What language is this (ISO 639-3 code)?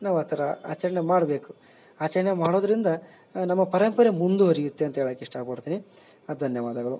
kan